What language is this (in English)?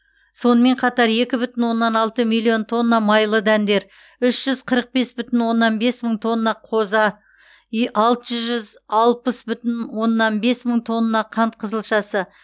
Kazakh